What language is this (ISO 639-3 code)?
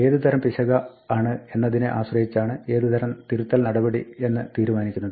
mal